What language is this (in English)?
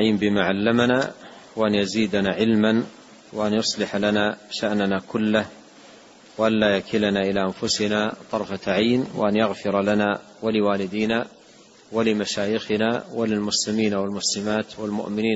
Arabic